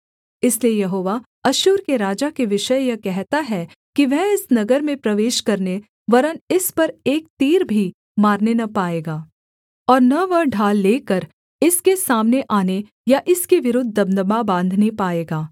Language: Hindi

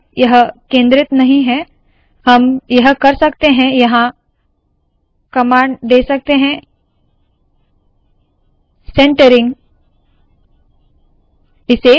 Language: Hindi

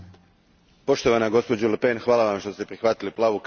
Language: Croatian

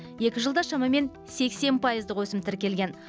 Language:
Kazakh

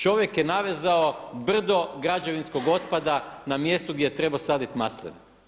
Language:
Croatian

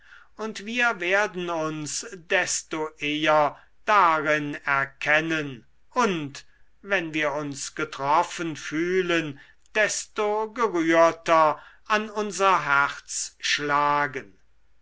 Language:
German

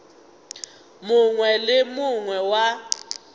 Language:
Northern Sotho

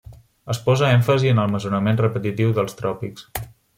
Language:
Catalan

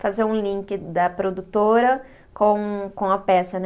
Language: Portuguese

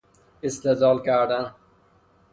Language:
Persian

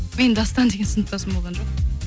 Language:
Kazakh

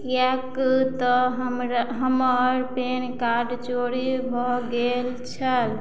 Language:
Maithili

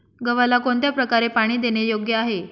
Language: Marathi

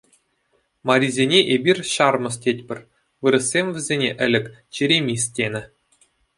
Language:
Chuvash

